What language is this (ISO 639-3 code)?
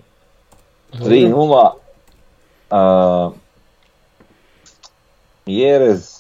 hrv